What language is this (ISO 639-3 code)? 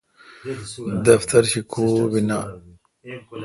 xka